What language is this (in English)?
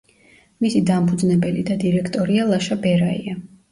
Georgian